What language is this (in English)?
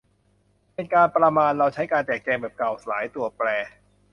Thai